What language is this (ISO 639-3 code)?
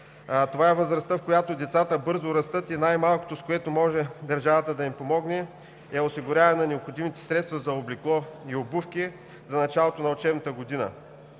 bul